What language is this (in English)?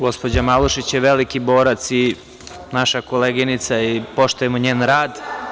Serbian